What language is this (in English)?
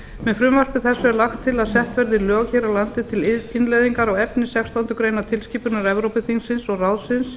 Icelandic